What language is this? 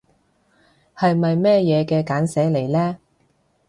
Cantonese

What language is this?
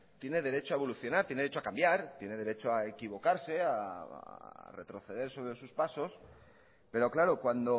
Spanish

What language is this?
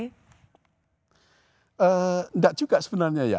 Indonesian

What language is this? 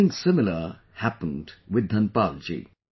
English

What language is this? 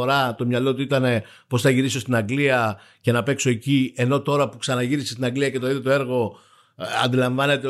Greek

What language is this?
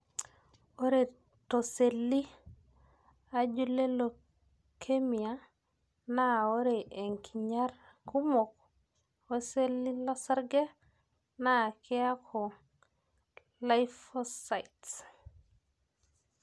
Masai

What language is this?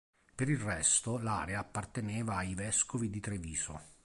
Italian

